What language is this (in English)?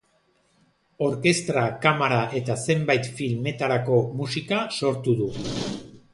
Basque